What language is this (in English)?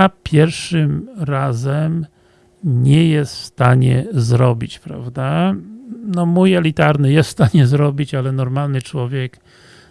Polish